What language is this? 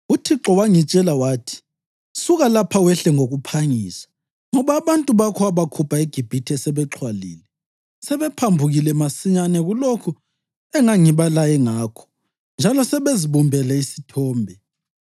North Ndebele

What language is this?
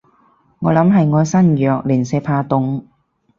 Cantonese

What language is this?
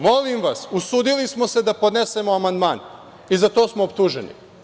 Serbian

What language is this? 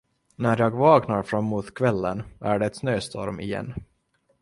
Swedish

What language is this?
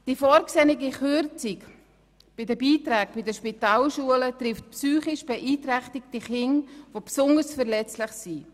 Swiss German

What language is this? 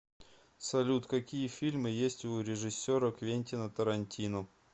Russian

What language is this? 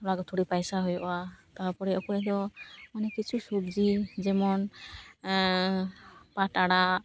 Santali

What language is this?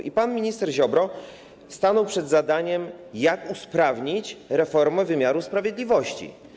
Polish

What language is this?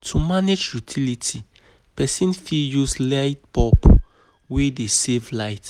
Nigerian Pidgin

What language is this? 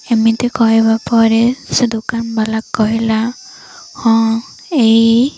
Odia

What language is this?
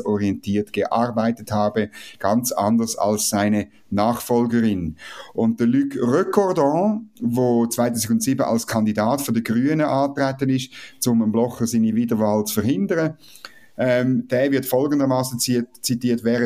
German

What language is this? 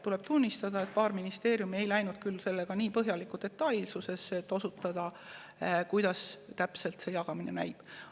Estonian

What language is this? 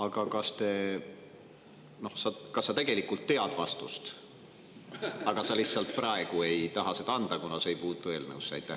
Estonian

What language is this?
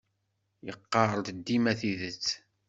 Kabyle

